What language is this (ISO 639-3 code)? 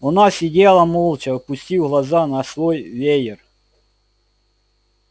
rus